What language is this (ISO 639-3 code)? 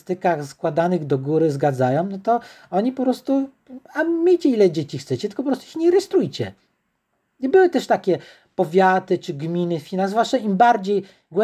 pol